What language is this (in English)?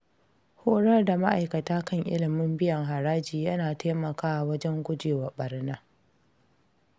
Hausa